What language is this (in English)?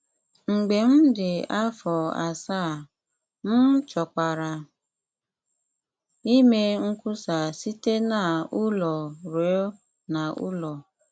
Igbo